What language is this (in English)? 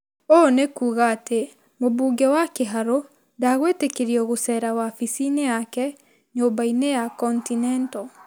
Kikuyu